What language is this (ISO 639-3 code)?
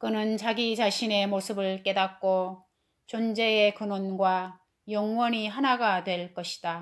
kor